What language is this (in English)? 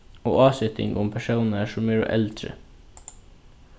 Faroese